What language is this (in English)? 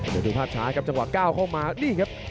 Thai